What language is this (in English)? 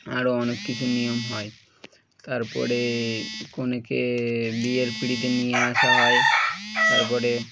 Bangla